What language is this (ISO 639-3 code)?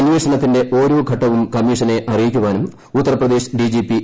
mal